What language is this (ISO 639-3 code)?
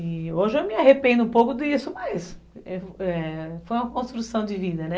por